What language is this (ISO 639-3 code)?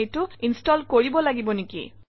asm